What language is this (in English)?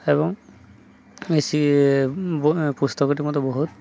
Odia